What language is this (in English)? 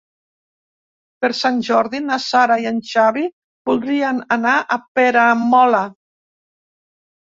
Catalan